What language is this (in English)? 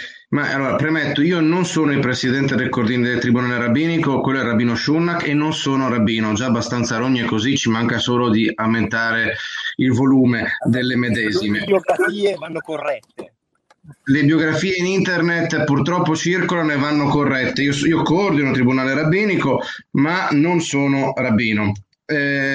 Italian